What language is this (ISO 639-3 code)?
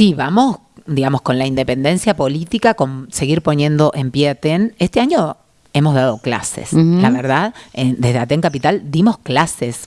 spa